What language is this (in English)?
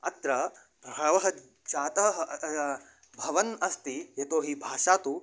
Sanskrit